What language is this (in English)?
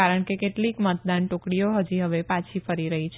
Gujarati